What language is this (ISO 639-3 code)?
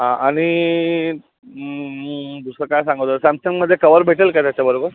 mar